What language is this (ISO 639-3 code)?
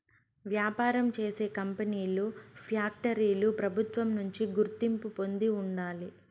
tel